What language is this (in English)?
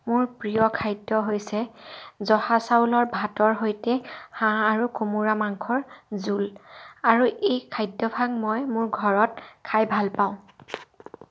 Assamese